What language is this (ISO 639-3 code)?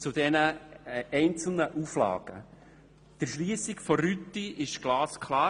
gsw